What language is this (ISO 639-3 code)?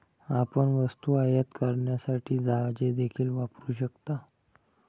mar